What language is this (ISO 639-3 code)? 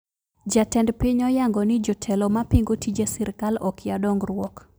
luo